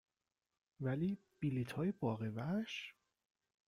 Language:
Persian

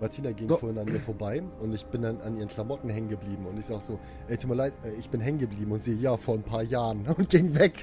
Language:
German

